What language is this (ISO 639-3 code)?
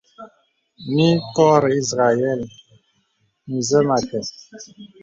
beb